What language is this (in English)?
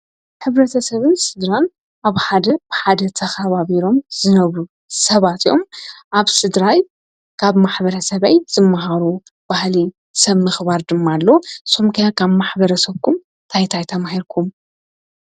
Tigrinya